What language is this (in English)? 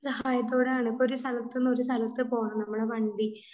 Malayalam